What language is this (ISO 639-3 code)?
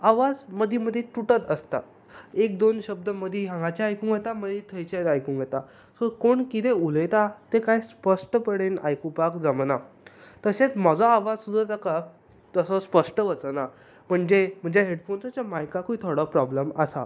kok